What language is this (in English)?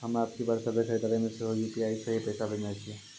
Maithili